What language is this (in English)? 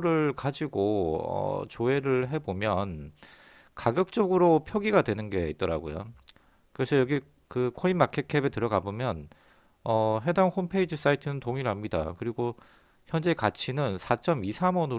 Korean